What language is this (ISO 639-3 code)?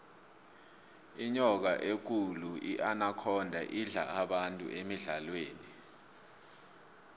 nbl